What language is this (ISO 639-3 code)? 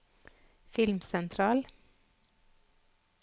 nor